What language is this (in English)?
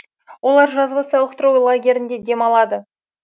Kazakh